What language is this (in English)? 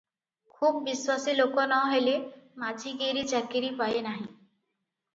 Odia